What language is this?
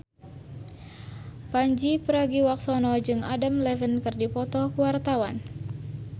Sundanese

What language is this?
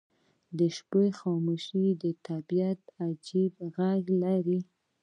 Pashto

